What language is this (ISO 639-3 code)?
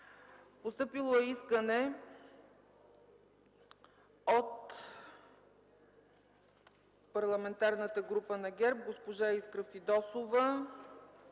bul